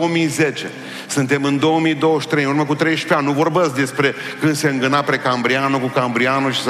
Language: Romanian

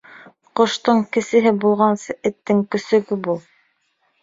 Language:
Bashkir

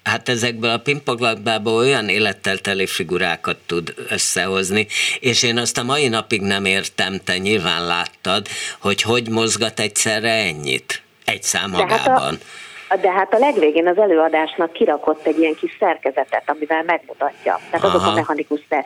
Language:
Hungarian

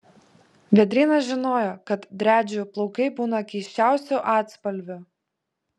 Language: Lithuanian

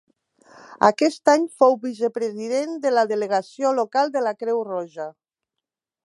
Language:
Catalan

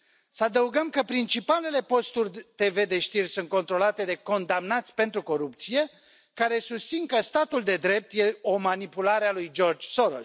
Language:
Romanian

